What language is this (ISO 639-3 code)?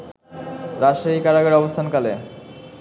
ben